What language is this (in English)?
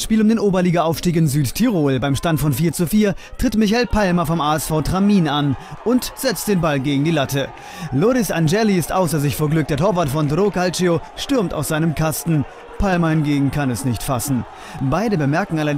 German